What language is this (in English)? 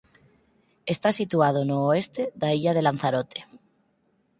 Galician